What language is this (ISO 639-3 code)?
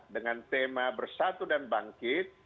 ind